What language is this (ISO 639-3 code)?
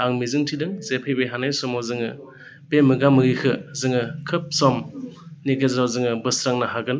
brx